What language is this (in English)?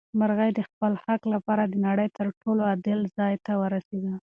Pashto